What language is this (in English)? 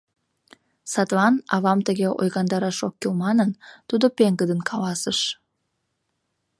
Mari